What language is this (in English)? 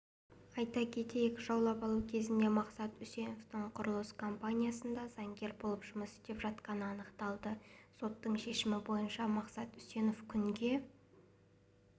Kazakh